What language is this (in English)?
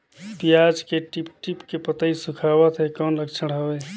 Chhattisgarhi